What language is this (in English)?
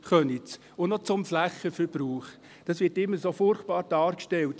Swiss German